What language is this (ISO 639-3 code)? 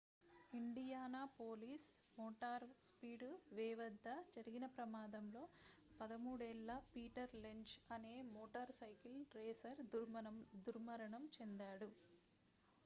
tel